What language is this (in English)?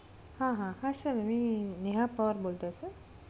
Marathi